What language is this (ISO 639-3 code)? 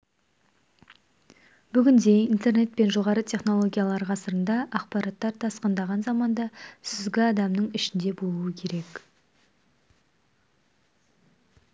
kaz